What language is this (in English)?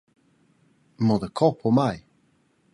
Romansh